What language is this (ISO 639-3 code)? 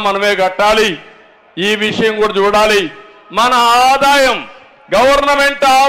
tel